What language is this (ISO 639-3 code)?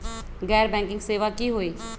mag